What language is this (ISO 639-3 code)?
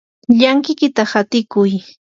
qur